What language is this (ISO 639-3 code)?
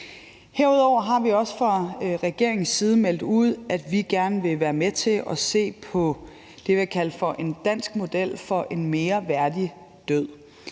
dan